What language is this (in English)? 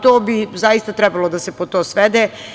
Serbian